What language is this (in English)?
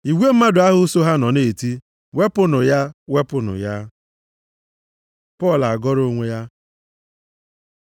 Igbo